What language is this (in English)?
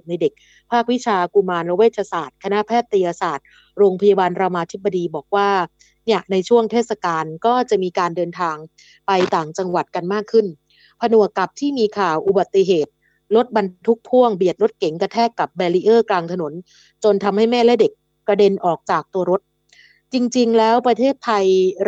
Thai